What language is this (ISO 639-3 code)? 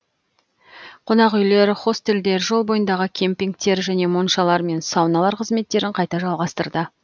kaz